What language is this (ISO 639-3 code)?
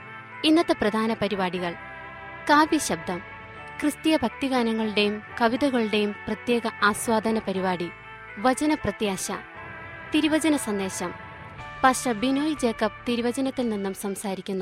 mal